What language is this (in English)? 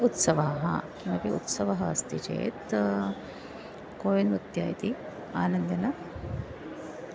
Sanskrit